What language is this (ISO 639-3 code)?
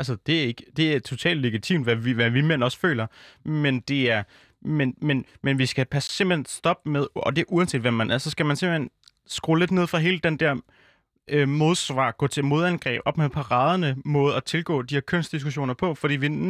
dan